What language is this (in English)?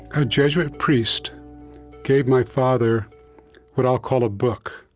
English